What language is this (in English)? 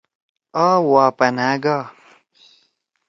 Torwali